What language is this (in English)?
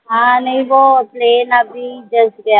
Marathi